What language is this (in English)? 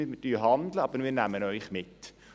Swiss German